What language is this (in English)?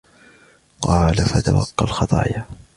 Arabic